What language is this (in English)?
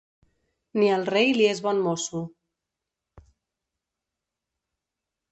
Catalan